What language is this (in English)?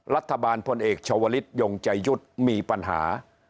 Thai